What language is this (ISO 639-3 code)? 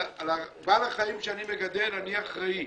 heb